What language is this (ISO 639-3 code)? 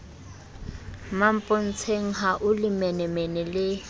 sot